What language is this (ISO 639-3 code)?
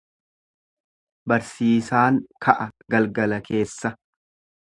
orm